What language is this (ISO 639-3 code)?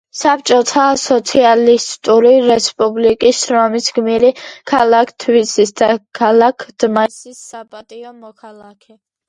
kat